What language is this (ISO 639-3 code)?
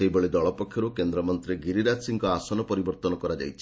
ori